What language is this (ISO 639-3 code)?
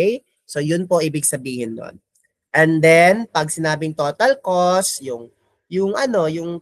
fil